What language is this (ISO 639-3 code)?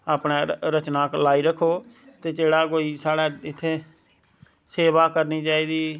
doi